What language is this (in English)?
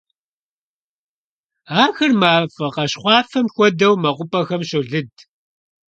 Kabardian